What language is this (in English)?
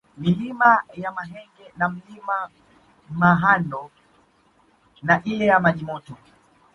Swahili